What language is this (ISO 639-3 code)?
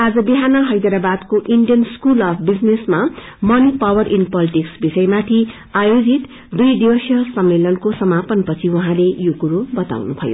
nep